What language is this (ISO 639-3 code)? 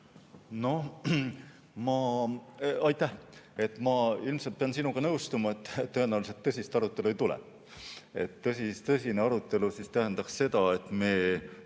est